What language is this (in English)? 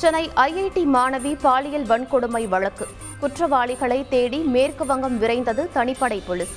Tamil